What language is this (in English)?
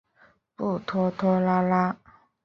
Chinese